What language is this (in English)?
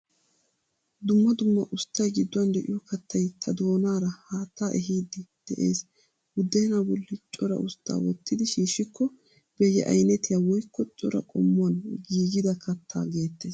Wolaytta